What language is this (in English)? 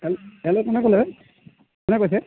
Assamese